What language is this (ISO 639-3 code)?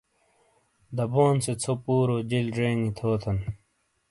scl